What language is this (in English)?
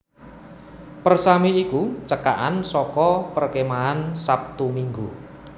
Javanese